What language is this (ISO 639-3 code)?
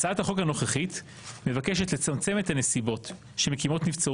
heb